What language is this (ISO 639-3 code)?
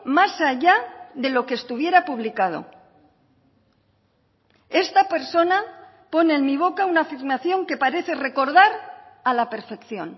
spa